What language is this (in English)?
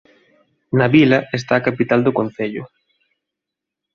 Galician